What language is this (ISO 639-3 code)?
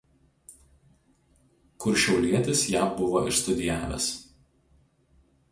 lit